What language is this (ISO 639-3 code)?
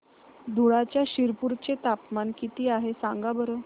mar